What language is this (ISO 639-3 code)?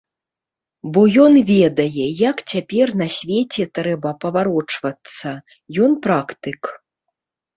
bel